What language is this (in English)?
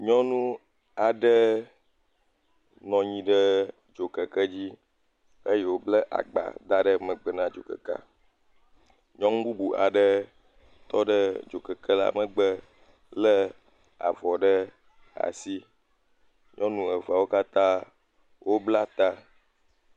Ewe